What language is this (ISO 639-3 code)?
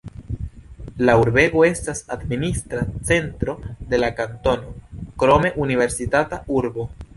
epo